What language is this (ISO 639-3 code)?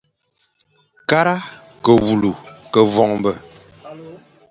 fan